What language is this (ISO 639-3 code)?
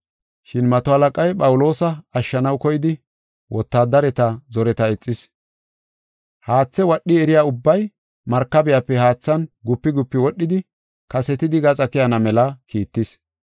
gof